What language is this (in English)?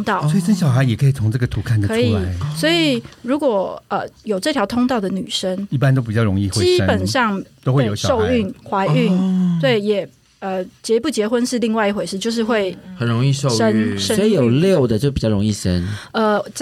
Chinese